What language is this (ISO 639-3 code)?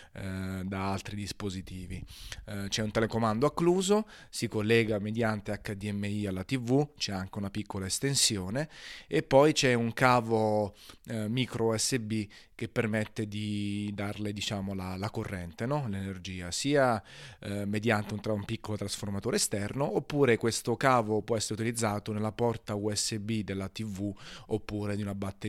ita